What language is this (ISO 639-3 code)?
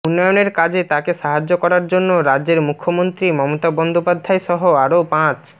ben